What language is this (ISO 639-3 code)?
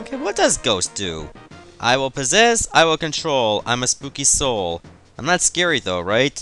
eng